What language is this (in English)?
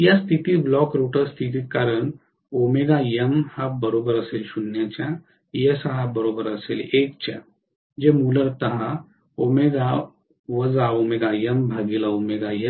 Marathi